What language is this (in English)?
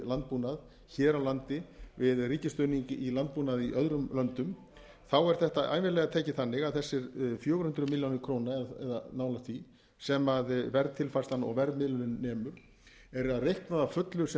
Icelandic